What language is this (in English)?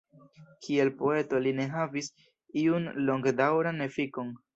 Esperanto